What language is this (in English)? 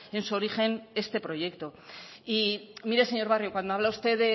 Spanish